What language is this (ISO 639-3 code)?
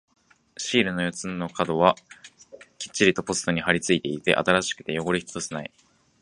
jpn